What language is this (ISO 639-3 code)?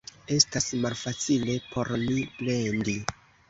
epo